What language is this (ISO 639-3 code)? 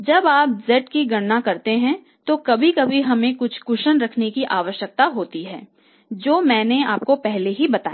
hin